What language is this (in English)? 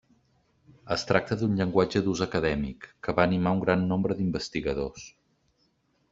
Catalan